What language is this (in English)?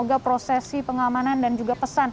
Indonesian